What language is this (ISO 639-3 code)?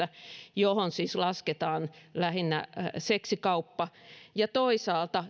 fin